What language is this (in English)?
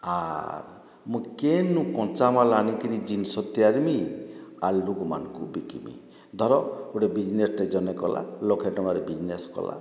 Odia